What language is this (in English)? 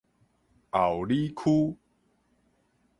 Min Nan Chinese